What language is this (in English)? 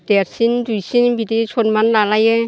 Bodo